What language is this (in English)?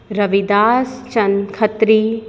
Sindhi